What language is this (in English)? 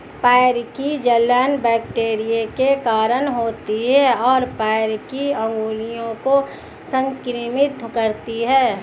Hindi